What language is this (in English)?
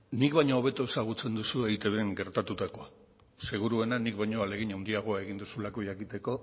Basque